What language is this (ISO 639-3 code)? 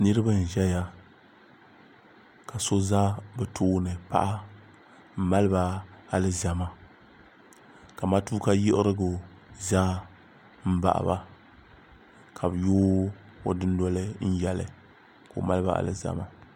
dag